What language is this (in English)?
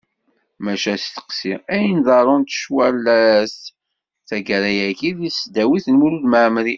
Kabyle